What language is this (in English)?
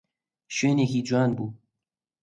Central Kurdish